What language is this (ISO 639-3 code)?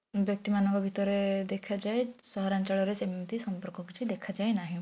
ori